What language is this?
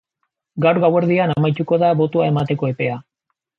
Basque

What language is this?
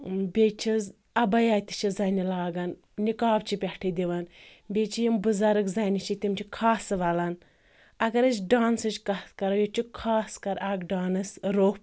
Kashmiri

